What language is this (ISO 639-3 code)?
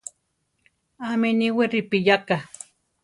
tar